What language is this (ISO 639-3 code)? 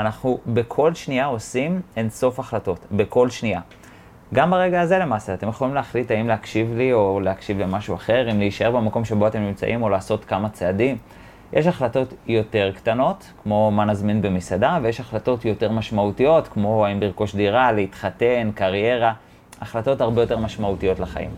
heb